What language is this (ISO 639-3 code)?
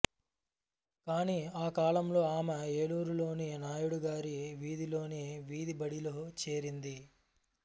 tel